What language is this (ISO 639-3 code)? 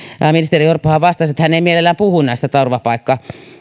fin